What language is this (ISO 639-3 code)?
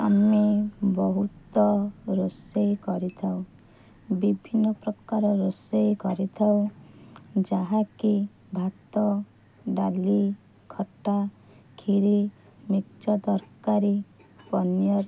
ori